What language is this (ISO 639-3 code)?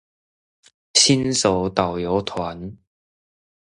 zho